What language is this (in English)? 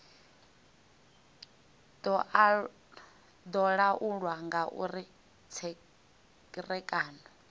Venda